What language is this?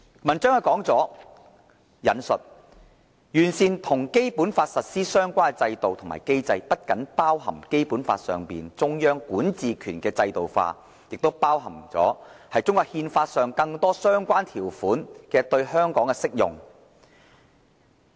Cantonese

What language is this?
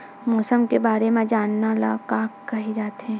Chhattisgarhi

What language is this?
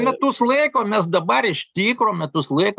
Lithuanian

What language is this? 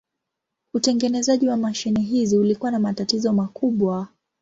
Swahili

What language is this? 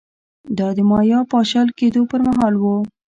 Pashto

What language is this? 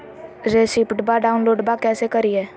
Magahi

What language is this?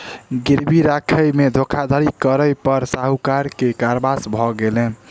Maithili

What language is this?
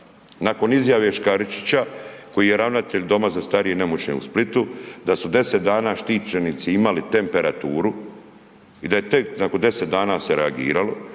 Croatian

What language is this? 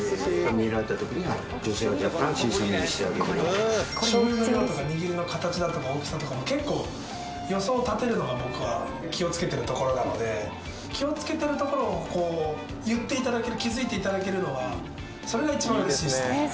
Japanese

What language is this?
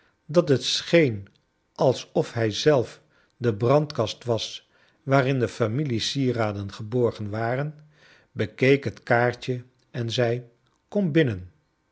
Dutch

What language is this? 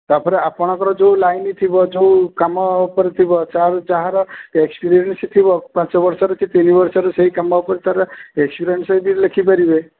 Odia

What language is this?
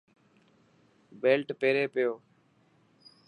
Dhatki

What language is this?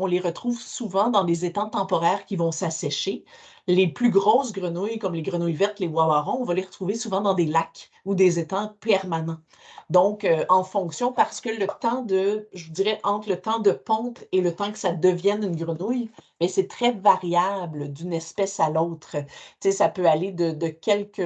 French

